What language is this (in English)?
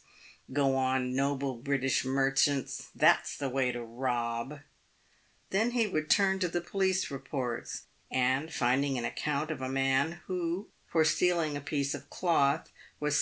English